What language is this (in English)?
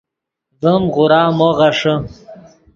Yidgha